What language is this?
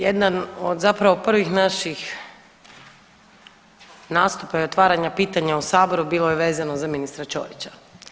Croatian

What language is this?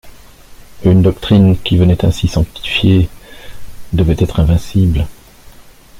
French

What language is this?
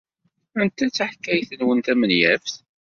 Kabyle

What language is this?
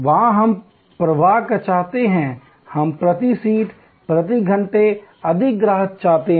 Hindi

